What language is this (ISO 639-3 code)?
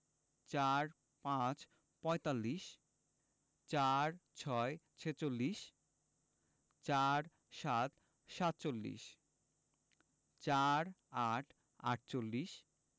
ben